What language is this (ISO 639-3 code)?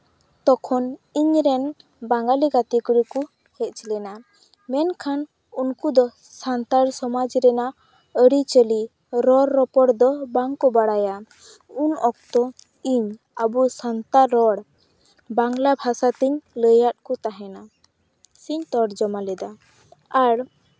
sat